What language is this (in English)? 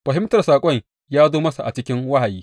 Hausa